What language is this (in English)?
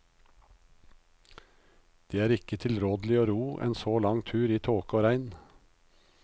Norwegian